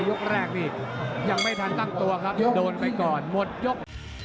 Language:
Thai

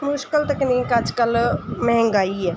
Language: Punjabi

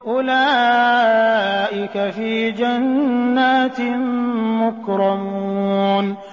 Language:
Arabic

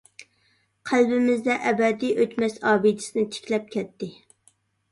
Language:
Uyghur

